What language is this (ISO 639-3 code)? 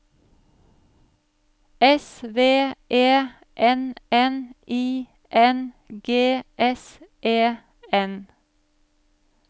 nor